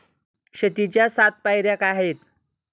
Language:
Marathi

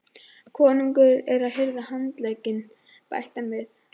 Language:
Icelandic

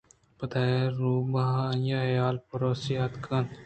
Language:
Eastern Balochi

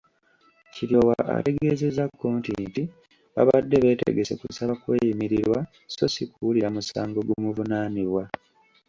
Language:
Ganda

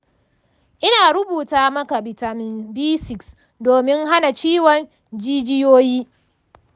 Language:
Hausa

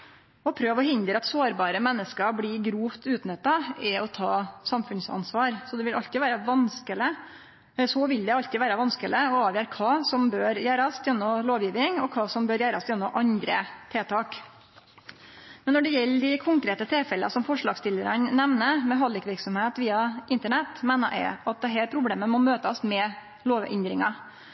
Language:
Norwegian Nynorsk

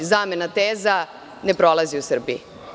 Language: Serbian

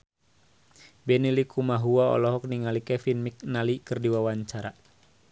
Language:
Sundanese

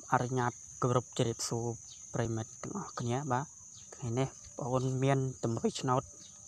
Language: Vietnamese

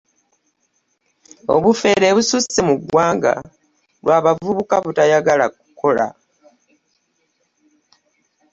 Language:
Ganda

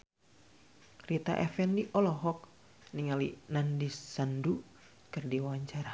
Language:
Sundanese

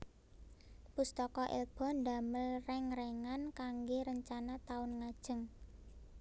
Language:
Javanese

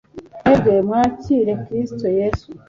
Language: Kinyarwanda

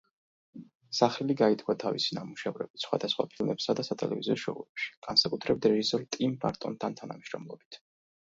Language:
Georgian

